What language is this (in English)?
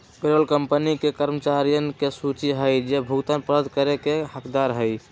Magahi